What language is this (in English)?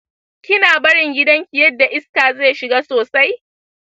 Hausa